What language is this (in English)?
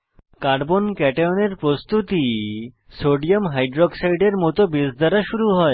Bangla